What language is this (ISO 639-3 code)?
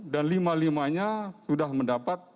ind